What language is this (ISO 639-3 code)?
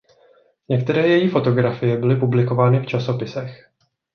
ces